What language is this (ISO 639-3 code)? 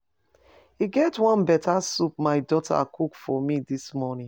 pcm